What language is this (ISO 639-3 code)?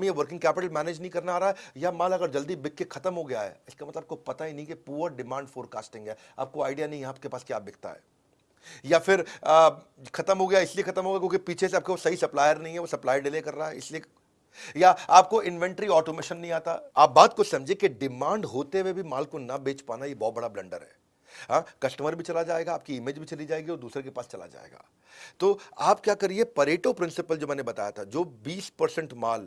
hin